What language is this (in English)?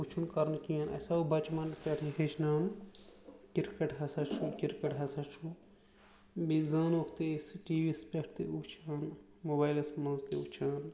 Kashmiri